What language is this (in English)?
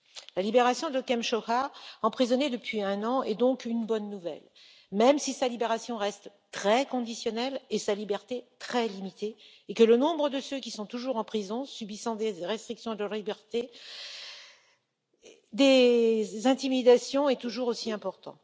French